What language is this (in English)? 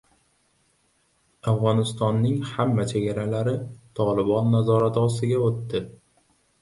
Uzbek